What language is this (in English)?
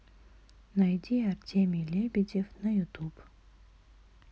Russian